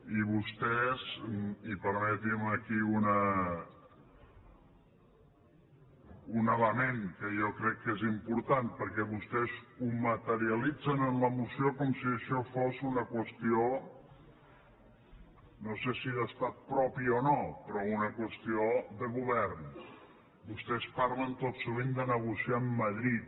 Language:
Catalan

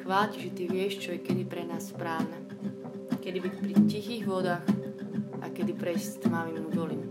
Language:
Slovak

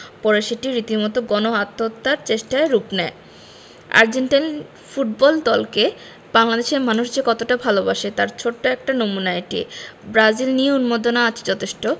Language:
Bangla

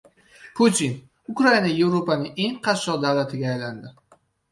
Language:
Uzbek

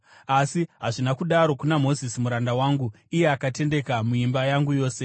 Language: Shona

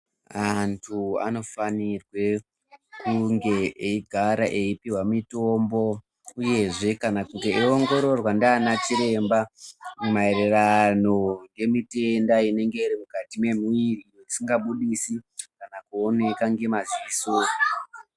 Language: Ndau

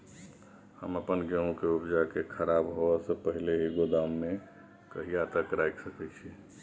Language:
Maithili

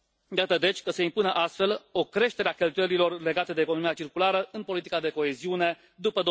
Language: Romanian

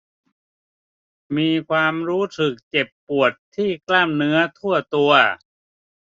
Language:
Thai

